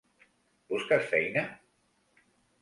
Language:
Catalan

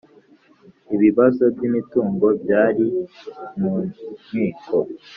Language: Kinyarwanda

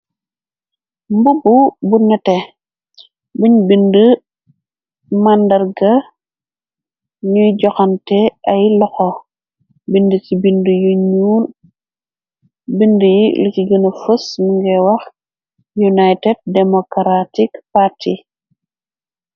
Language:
Wolof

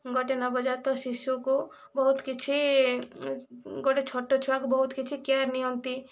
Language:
Odia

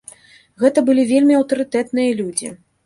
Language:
Belarusian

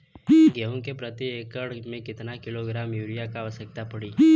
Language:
Bhojpuri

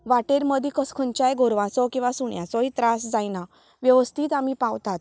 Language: Konkani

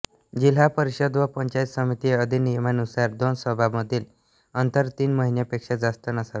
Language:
Marathi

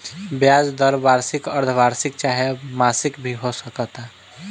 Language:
Bhojpuri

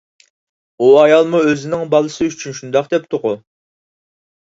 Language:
Uyghur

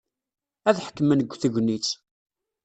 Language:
Kabyle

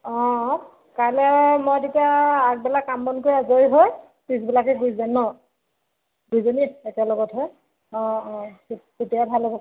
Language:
Assamese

